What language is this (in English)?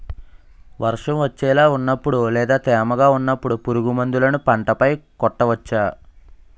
Telugu